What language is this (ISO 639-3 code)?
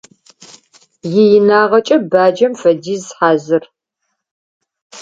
ady